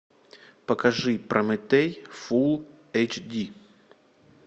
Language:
Russian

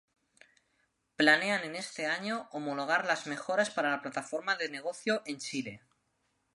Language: Spanish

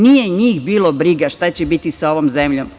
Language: Serbian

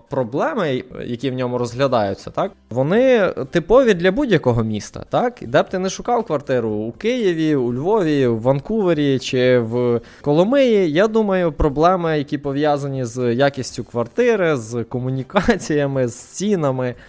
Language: Ukrainian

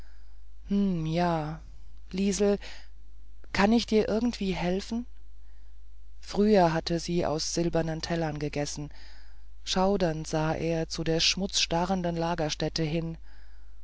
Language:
German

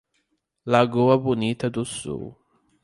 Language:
Portuguese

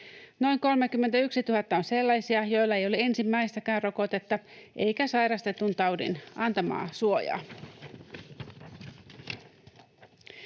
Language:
Finnish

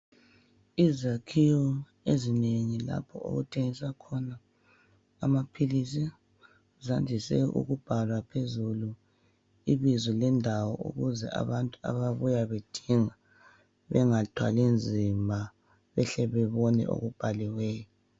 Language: North Ndebele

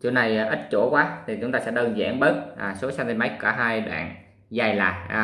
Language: Vietnamese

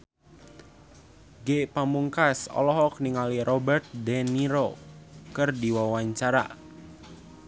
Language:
Sundanese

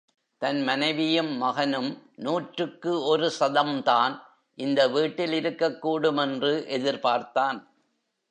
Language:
Tamil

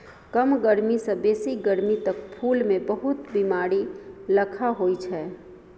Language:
Maithili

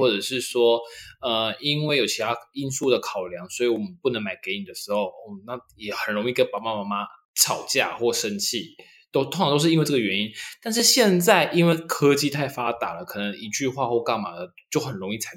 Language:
Chinese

